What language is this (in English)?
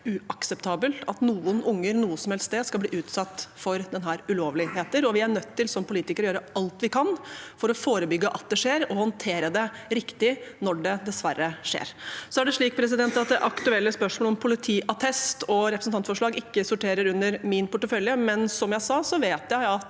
Norwegian